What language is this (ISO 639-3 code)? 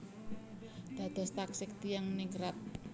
jav